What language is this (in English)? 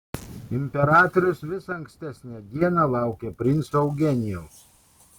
Lithuanian